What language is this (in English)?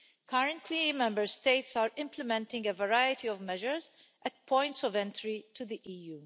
English